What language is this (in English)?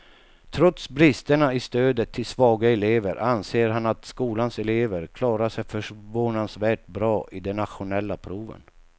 Swedish